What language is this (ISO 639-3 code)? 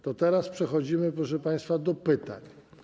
pol